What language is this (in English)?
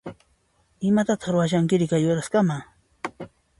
Puno Quechua